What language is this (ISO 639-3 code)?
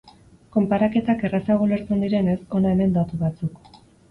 eus